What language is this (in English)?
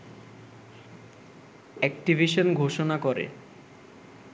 Bangla